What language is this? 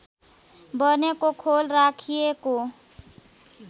Nepali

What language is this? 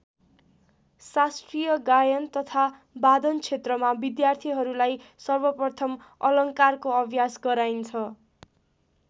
Nepali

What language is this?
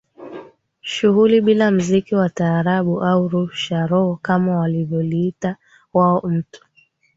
Swahili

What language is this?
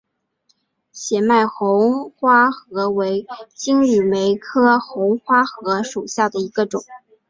Chinese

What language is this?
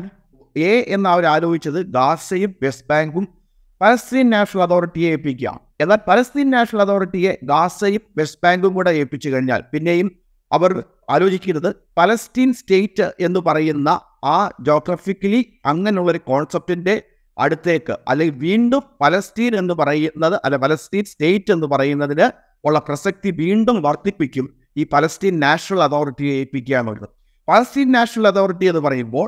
Malayalam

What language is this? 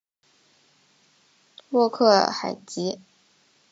Chinese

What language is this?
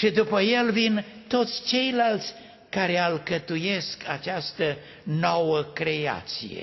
Romanian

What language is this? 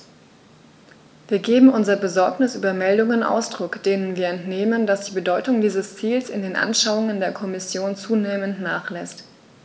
German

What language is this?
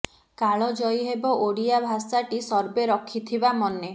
Odia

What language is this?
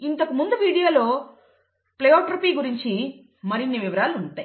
Telugu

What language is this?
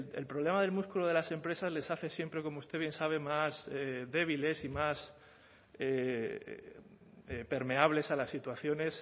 Spanish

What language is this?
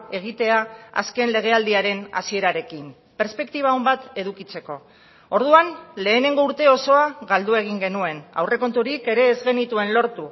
Basque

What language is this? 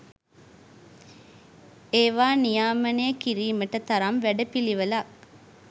Sinhala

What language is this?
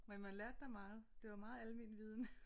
Danish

